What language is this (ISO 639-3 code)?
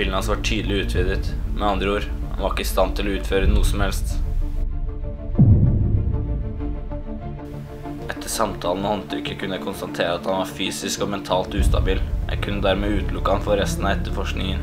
nld